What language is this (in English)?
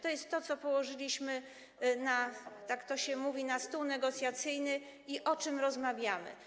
Polish